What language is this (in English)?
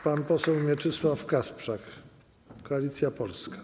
Polish